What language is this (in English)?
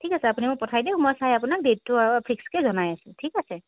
Assamese